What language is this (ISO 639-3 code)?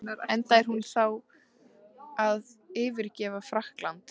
isl